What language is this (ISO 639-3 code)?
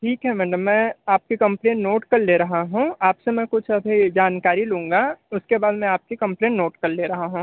hin